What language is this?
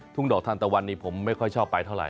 Thai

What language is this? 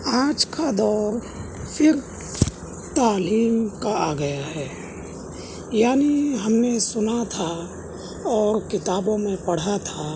Urdu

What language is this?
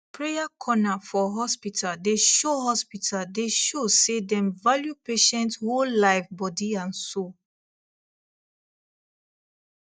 Nigerian Pidgin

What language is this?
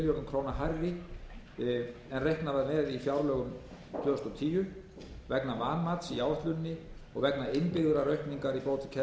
Icelandic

